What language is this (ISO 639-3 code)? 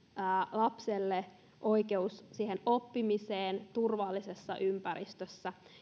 fin